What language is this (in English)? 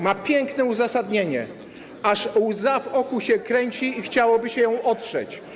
Polish